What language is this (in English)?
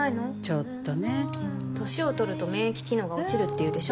Japanese